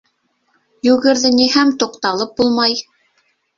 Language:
Bashkir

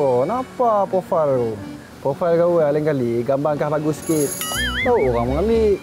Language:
Malay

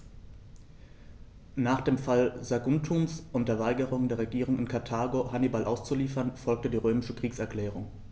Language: German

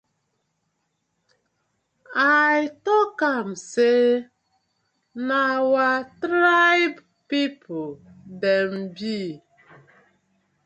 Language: Nigerian Pidgin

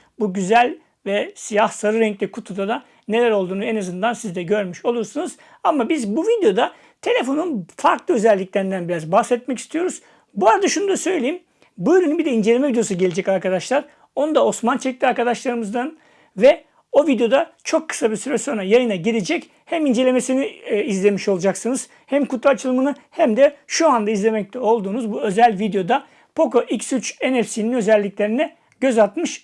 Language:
Turkish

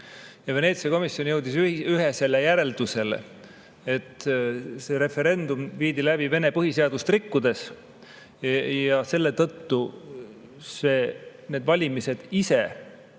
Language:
Estonian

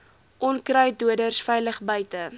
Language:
Afrikaans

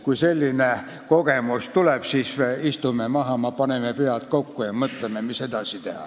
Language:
Estonian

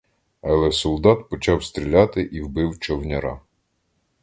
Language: Ukrainian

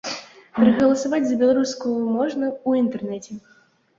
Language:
Belarusian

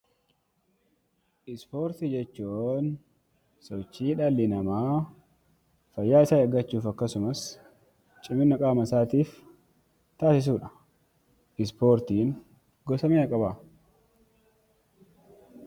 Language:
Oromo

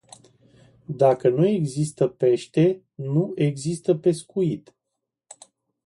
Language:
Romanian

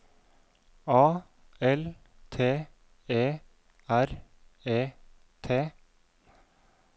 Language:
Norwegian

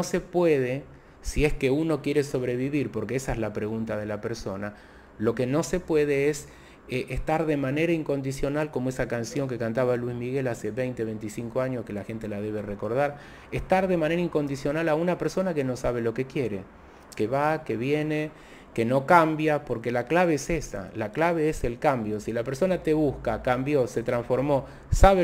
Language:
Spanish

